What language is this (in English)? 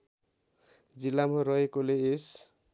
Nepali